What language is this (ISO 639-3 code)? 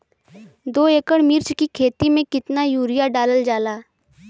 bho